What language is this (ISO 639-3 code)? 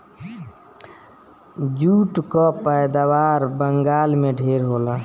bho